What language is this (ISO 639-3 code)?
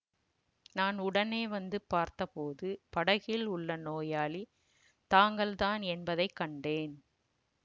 tam